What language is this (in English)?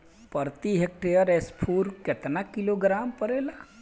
Bhojpuri